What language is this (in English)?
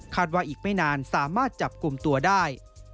Thai